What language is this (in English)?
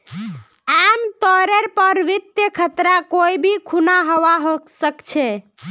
Magahi